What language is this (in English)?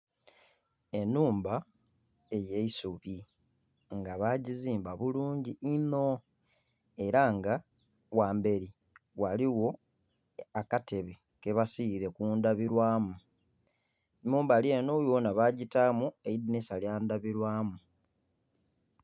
Soga